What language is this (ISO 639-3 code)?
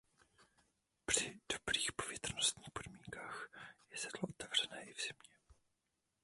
ces